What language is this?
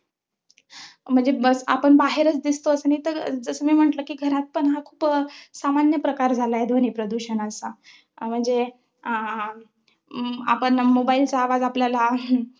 Marathi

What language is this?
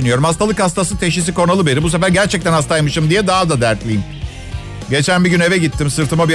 Turkish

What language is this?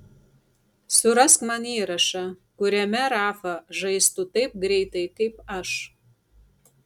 Lithuanian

